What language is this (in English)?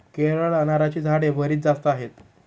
Marathi